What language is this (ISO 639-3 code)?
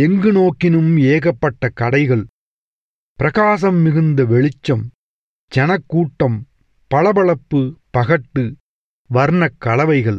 tam